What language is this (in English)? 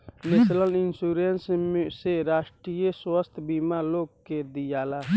Bhojpuri